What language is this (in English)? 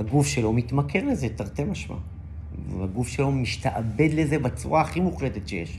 Hebrew